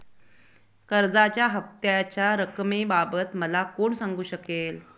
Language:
Marathi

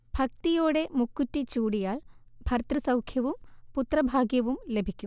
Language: Malayalam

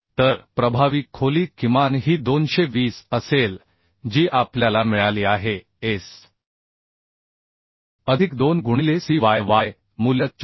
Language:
Marathi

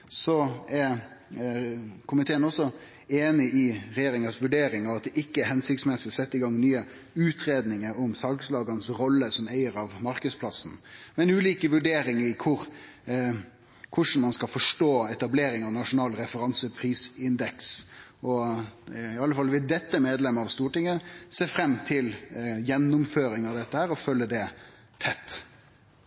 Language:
Norwegian Nynorsk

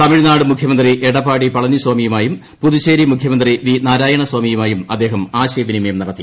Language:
Malayalam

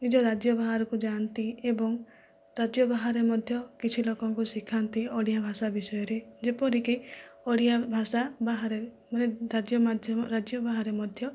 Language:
Odia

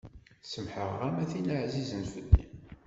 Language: Kabyle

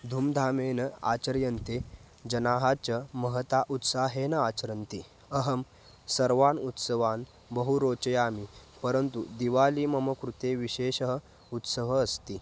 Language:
Sanskrit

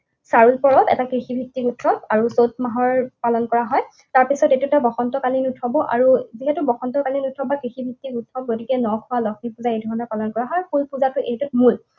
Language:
Assamese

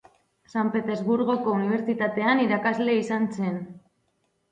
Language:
Basque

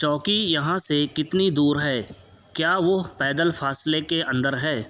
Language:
Urdu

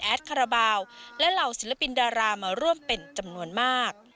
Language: Thai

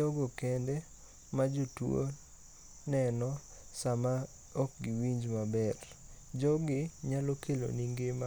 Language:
Luo (Kenya and Tanzania)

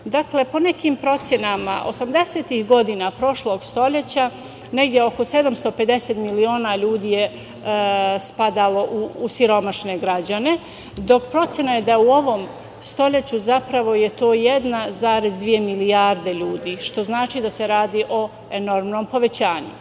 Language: Serbian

